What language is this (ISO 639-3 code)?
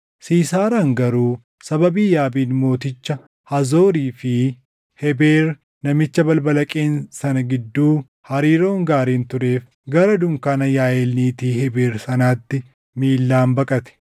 orm